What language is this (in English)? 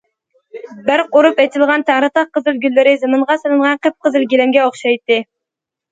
Uyghur